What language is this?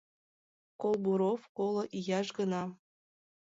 Mari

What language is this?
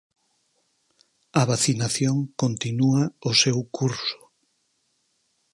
Galician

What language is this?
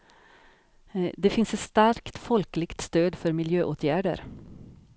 Swedish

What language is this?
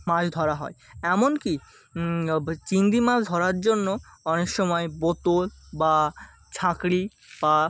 Bangla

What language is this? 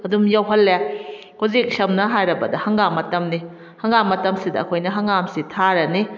Manipuri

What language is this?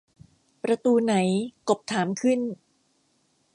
Thai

